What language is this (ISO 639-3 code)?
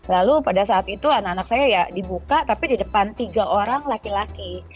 ind